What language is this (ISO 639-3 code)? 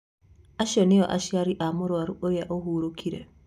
kik